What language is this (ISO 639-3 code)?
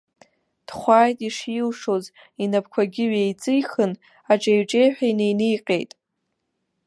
abk